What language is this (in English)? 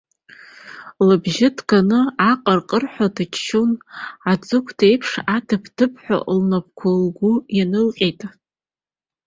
Abkhazian